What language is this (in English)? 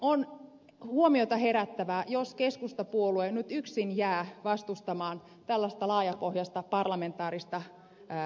Finnish